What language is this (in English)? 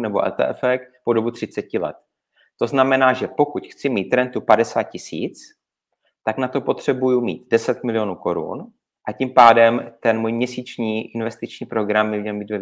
Czech